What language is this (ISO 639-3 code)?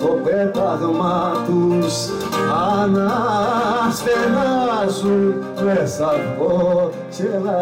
ell